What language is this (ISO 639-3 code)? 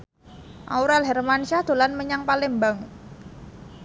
jav